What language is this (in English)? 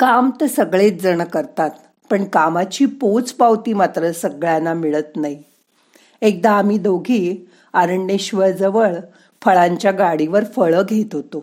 Marathi